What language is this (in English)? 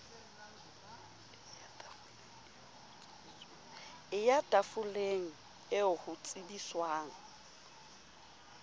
Southern Sotho